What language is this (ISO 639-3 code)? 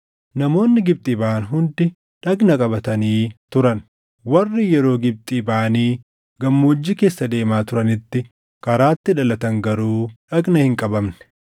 orm